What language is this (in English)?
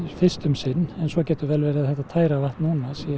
Icelandic